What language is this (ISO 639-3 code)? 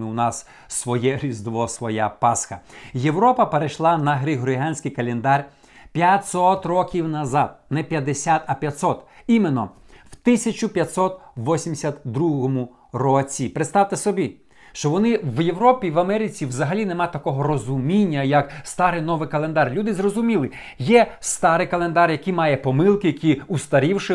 ukr